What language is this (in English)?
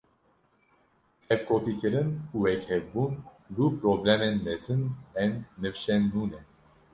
Kurdish